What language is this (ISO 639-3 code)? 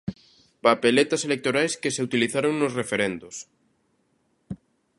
glg